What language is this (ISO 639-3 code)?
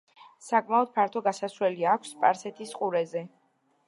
kat